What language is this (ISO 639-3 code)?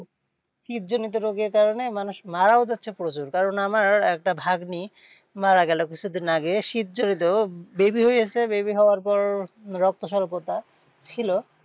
ben